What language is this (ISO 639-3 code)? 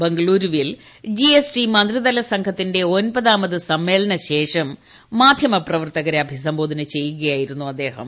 mal